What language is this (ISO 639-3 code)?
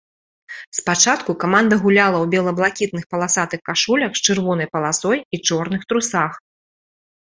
bel